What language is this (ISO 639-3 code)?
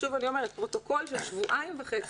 heb